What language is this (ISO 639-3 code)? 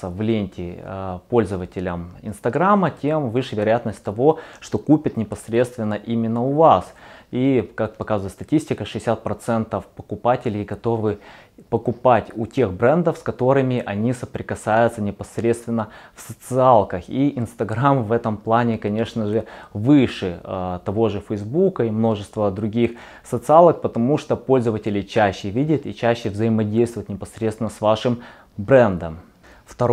rus